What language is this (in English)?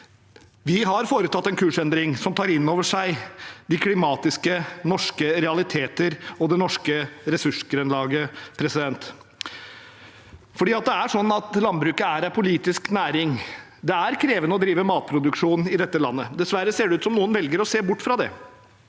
Norwegian